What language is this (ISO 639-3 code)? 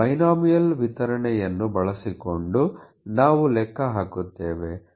kan